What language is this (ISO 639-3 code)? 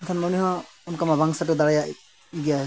sat